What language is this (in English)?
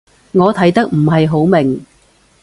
Cantonese